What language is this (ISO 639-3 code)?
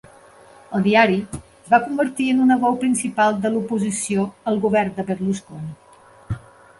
cat